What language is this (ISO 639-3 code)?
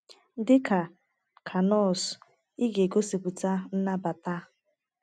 ibo